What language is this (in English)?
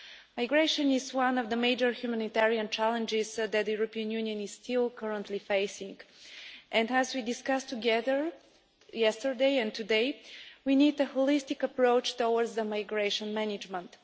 English